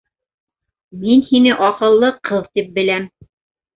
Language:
Bashkir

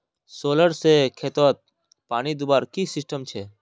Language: Magahi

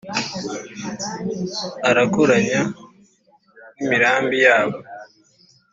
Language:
Kinyarwanda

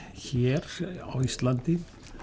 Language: Icelandic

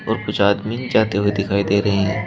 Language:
Hindi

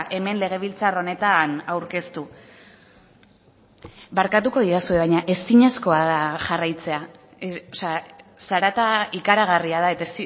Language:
Basque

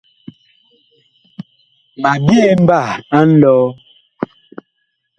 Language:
Bakoko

